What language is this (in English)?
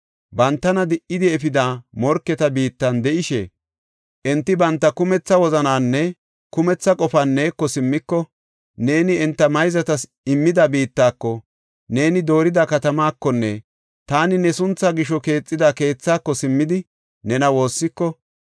Gofa